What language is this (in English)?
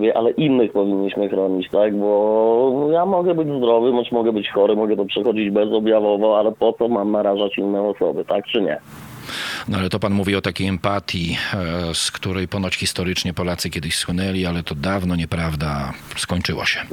Polish